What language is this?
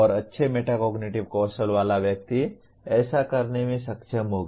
Hindi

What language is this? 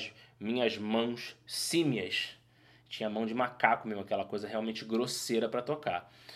Portuguese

